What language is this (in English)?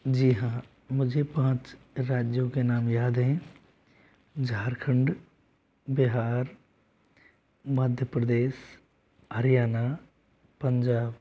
Hindi